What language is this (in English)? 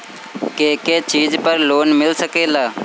Bhojpuri